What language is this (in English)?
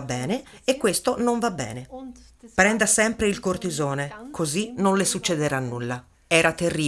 Italian